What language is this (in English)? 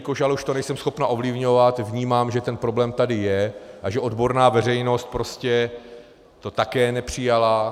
Czech